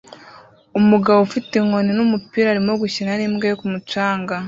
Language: Kinyarwanda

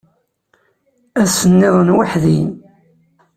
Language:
Kabyle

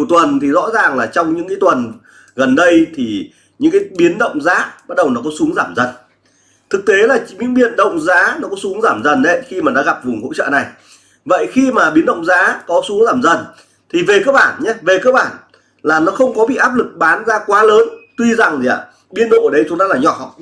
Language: Vietnamese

